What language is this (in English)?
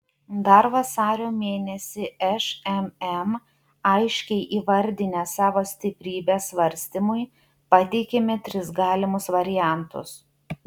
Lithuanian